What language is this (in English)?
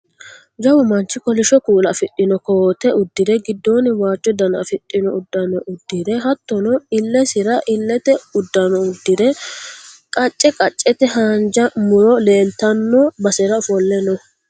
Sidamo